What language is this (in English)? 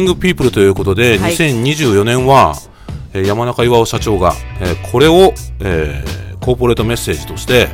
Japanese